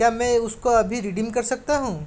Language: Hindi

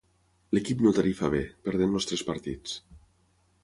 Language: Catalan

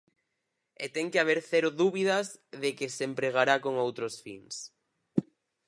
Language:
Galician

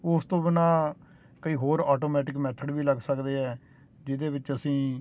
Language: Punjabi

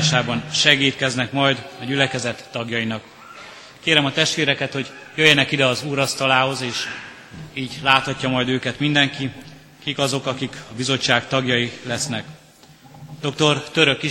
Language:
Hungarian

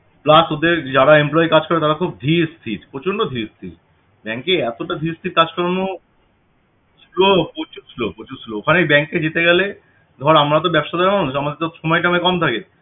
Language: Bangla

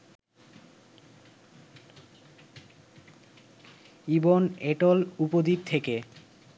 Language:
Bangla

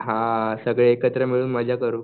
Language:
Marathi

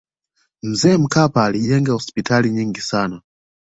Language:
Swahili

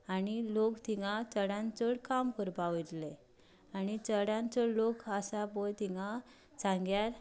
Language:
Konkani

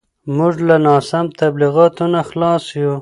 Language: Pashto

